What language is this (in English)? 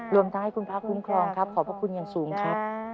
Thai